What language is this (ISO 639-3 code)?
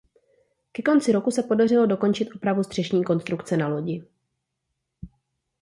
ces